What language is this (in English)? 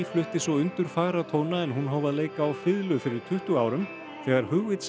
Icelandic